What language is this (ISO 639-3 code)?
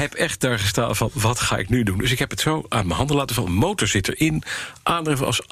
nld